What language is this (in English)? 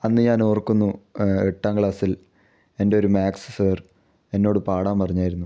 Malayalam